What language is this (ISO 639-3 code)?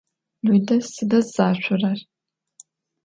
ady